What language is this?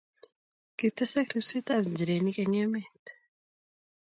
Kalenjin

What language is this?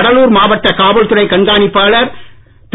Tamil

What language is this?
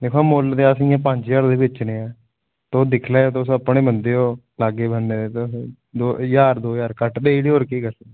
Dogri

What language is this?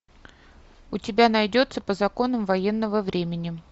Russian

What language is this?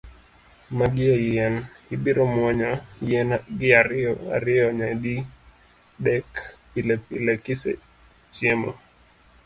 Luo (Kenya and Tanzania)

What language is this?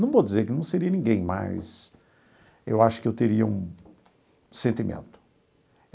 Portuguese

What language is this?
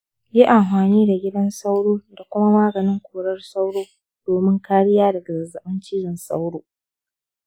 Hausa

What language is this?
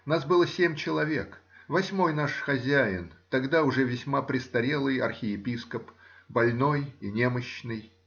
Russian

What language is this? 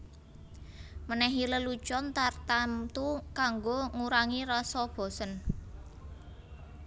Javanese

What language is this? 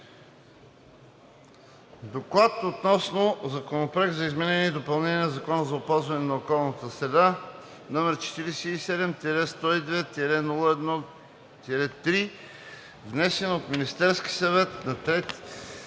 Bulgarian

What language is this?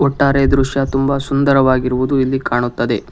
Kannada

